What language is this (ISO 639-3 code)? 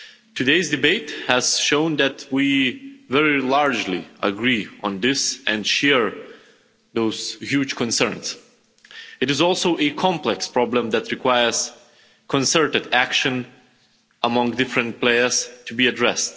eng